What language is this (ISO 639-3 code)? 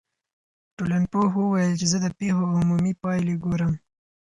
pus